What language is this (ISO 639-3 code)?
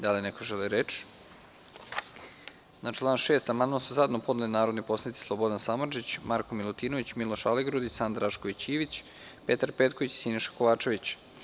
srp